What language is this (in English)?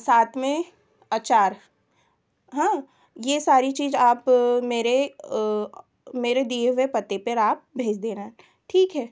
Hindi